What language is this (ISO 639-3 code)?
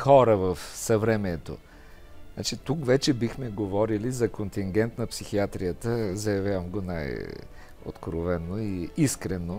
bul